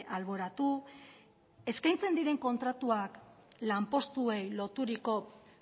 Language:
Basque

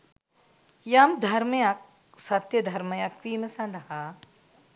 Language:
Sinhala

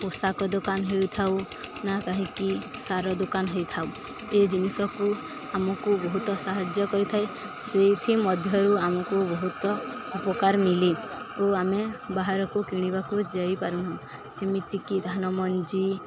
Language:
Odia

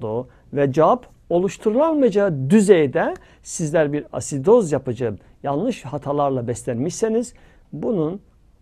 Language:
Turkish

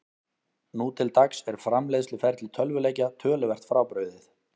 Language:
Icelandic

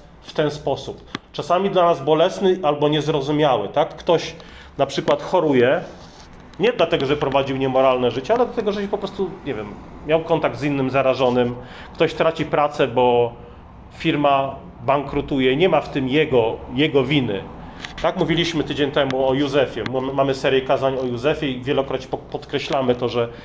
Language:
Polish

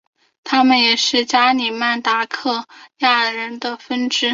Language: Chinese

